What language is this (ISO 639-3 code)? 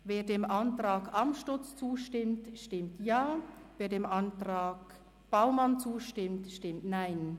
gsw